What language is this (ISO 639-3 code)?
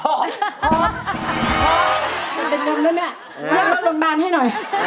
tha